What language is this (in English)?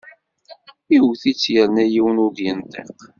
Kabyle